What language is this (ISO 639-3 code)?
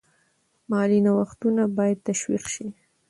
pus